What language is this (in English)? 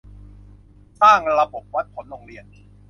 Thai